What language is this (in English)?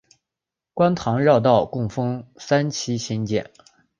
Chinese